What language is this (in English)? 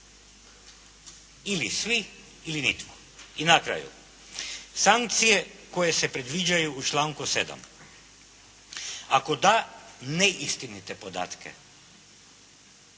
Croatian